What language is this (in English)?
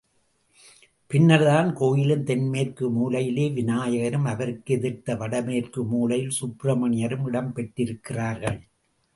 Tamil